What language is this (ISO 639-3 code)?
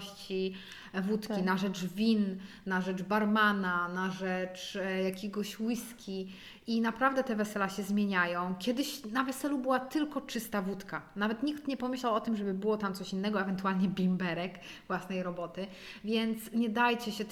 pol